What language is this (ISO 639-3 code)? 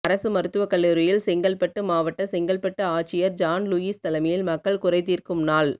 tam